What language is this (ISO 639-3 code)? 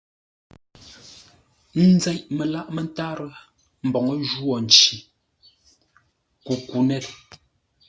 nla